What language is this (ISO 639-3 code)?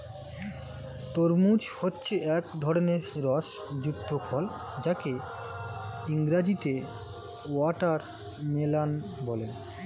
ben